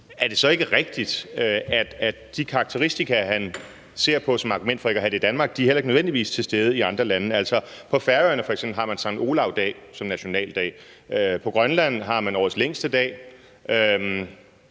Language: Danish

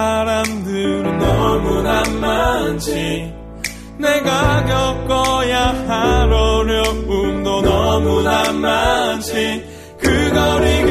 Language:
Korean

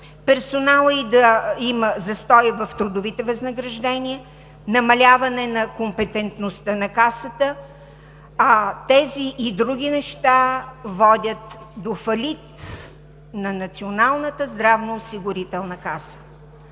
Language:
Bulgarian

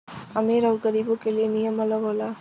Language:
Bhojpuri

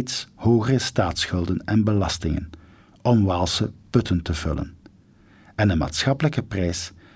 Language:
Dutch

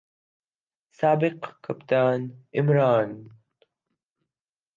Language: Urdu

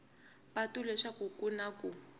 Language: Tsonga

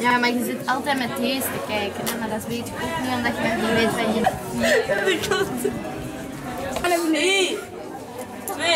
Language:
Dutch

